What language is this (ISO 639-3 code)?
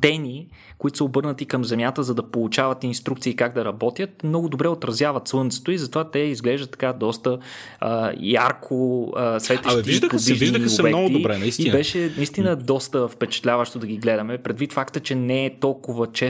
bul